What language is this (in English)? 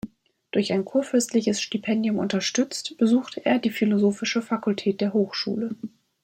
German